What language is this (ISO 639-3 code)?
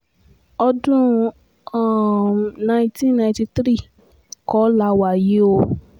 yor